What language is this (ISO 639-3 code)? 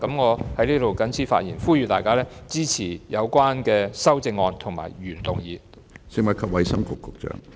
yue